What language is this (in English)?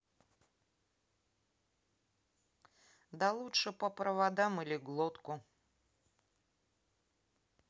Russian